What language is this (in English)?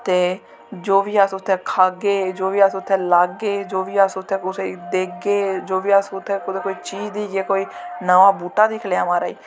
Dogri